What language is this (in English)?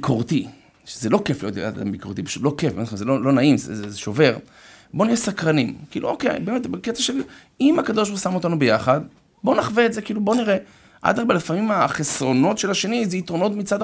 Hebrew